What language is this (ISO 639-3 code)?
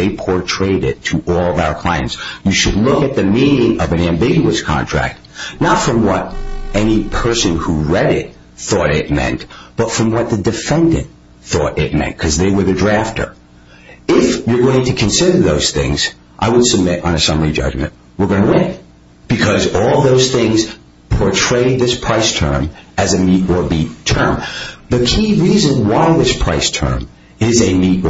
eng